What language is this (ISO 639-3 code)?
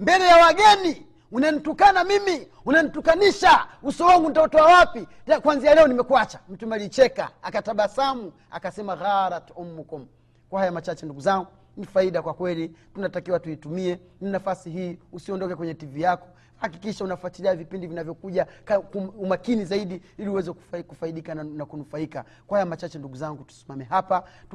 swa